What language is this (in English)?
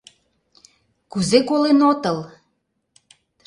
Mari